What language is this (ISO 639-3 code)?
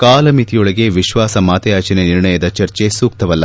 kan